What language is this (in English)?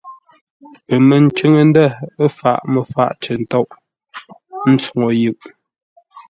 Ngombale